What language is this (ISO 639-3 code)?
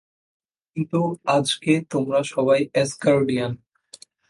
ben